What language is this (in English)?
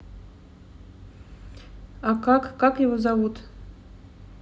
Russian